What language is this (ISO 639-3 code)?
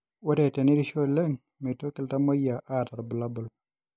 mas